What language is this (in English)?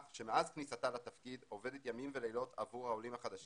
Hebrew